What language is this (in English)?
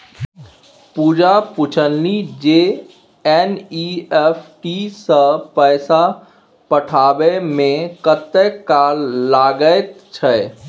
Maithili